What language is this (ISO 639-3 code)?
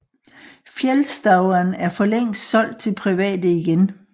dan